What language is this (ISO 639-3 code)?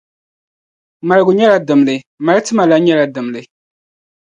dag